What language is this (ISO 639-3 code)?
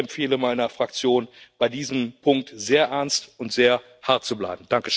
deu